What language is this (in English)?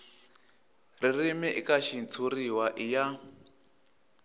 Tsonga